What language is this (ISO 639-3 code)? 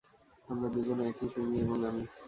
ben